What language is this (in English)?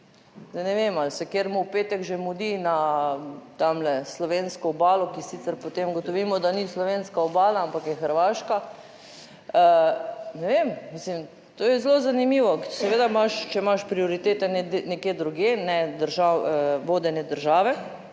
Slovenian